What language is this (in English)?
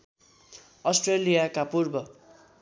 Nepali